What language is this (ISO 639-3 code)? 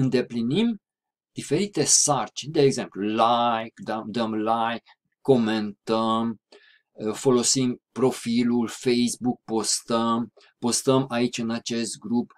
ron